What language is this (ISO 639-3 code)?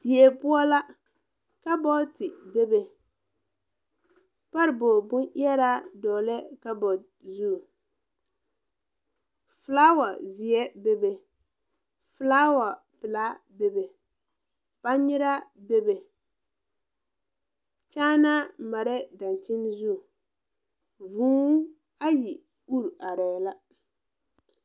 dga